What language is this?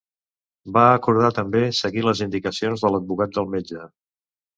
Catalan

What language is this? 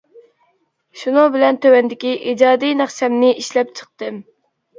Uyghur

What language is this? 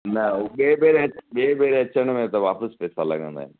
Sindhi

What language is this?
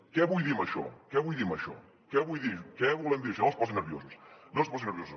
Catalan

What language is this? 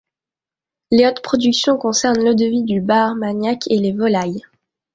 French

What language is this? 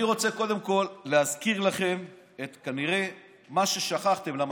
Hebrew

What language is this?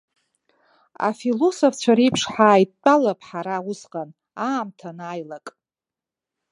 Abkhazian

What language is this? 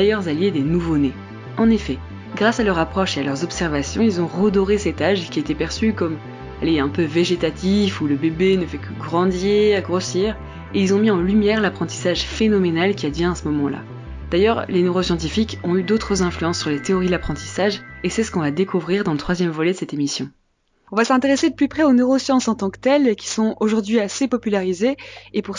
French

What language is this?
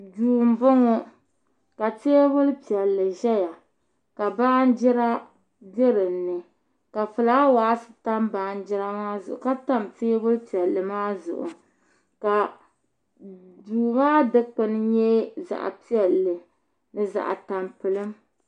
Dagbani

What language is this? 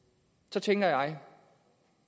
Danish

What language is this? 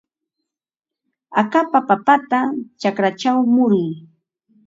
Ambo-Pasco Quechua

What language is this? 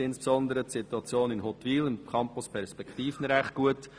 Swiss German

